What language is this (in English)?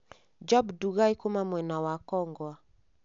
Kikuyu